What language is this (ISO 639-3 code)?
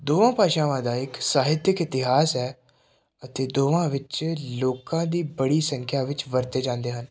pan